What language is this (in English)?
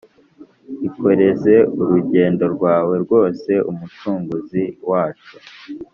Kinyarwanda